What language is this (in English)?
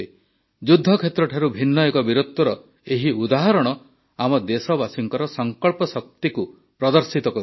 Odia